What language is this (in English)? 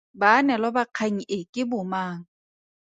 Tswana